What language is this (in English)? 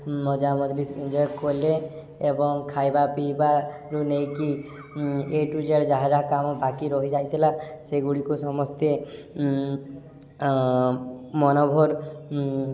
Odia